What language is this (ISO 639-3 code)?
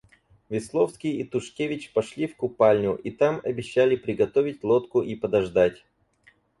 rus